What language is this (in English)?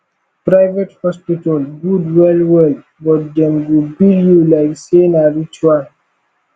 Nigerian Pidgin